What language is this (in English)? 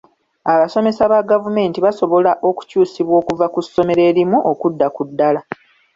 Ganda